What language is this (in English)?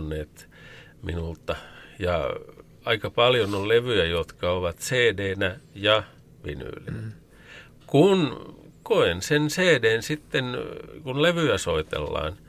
Finnish